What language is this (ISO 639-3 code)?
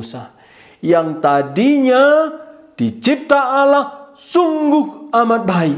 ind